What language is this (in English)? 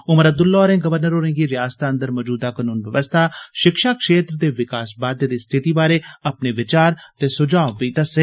Dogri